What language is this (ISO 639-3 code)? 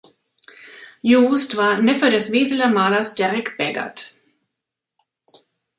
deu